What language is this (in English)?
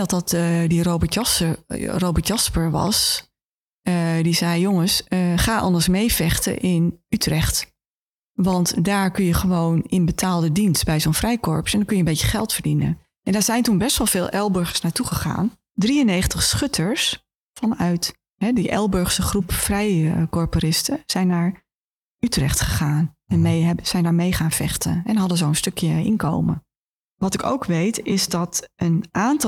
Dutch